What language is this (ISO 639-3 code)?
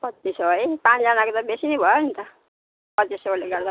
nep